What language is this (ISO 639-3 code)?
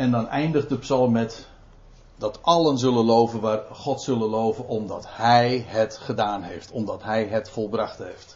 nld